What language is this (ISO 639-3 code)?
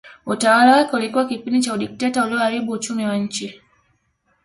swa